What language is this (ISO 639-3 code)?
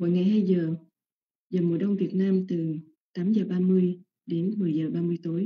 vie